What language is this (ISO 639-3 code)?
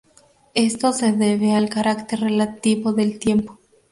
spa